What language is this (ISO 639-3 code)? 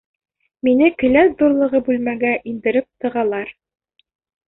bak